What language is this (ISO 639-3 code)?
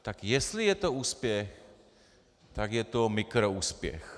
ces